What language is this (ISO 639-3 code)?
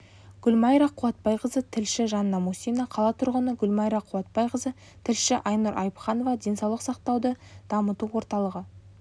kaz